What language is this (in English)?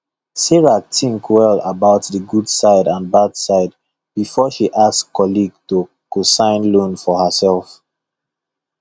Nigerian Pidgin